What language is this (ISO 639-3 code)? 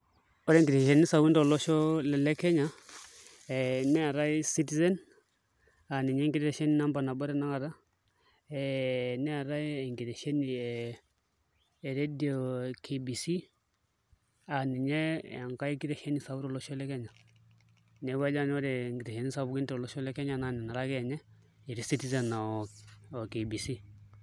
mas